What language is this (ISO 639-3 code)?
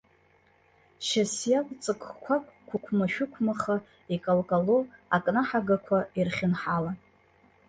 abk